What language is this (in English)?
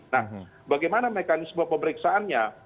Indonesian